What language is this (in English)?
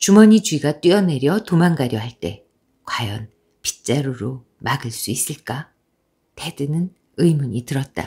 Korean